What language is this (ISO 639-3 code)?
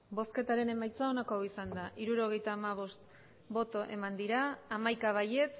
eus